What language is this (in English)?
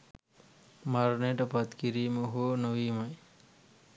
Sinhala